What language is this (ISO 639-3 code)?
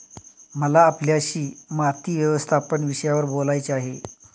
mar